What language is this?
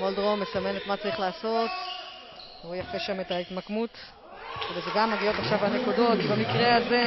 Hebrew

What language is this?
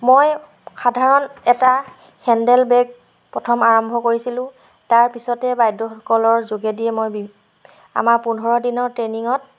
Assamese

